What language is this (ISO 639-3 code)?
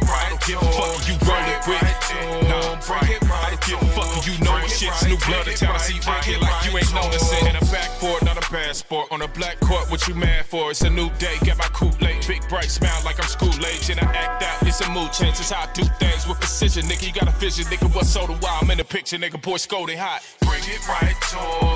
eng